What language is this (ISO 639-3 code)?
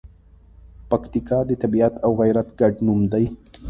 pus